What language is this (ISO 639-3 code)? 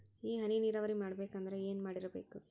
kan